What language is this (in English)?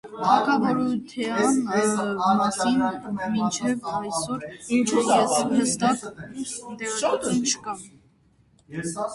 Armenian